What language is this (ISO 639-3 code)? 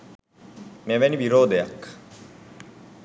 sin